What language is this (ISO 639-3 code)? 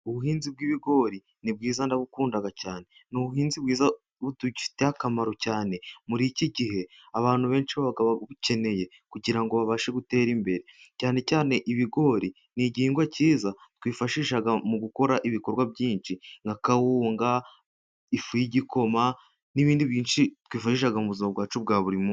kin